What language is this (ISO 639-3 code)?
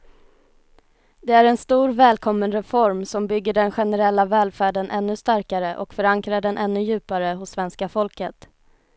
swe